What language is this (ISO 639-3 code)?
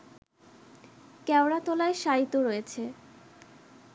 ben